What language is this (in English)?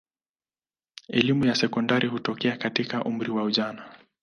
Swahili